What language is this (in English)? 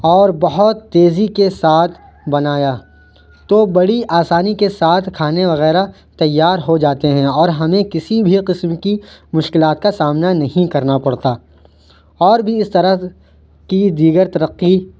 Urdu